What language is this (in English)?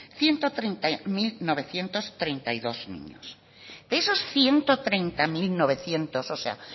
Spanish